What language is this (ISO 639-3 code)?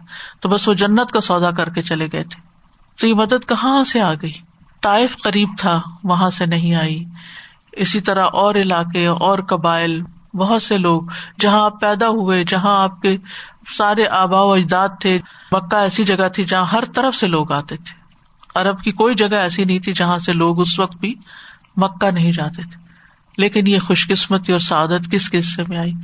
urd